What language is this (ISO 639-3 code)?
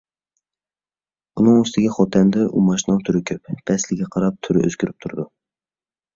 uig